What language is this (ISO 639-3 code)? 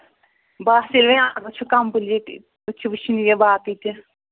kas